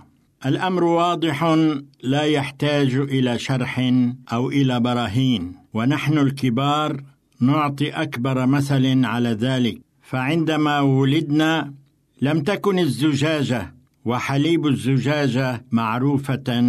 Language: Arabic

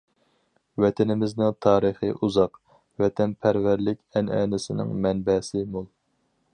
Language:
Uyghur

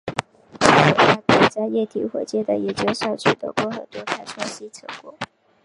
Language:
Chinese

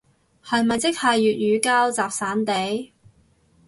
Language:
Cantonese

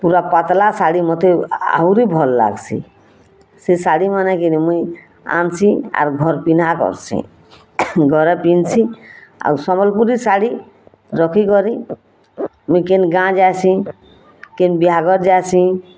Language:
Odia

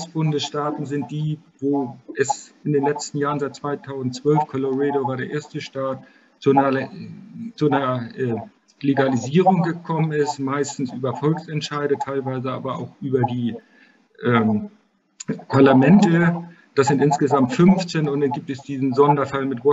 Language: German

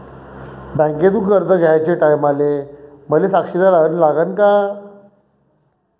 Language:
Marathi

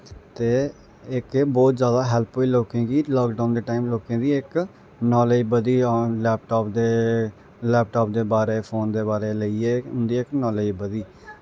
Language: Dogri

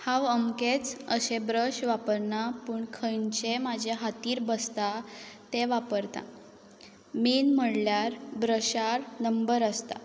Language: Konkani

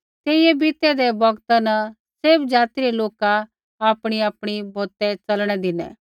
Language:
Kullu Pahari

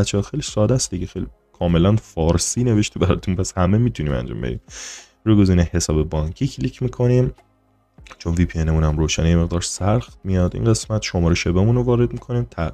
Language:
Persian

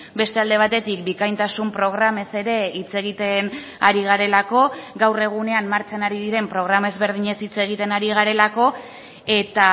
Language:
Basque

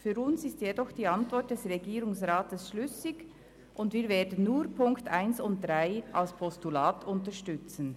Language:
Swiss German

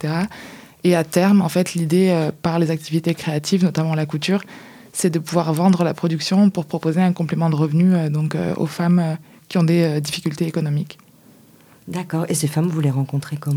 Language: French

